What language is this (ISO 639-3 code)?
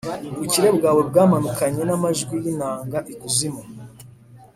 kin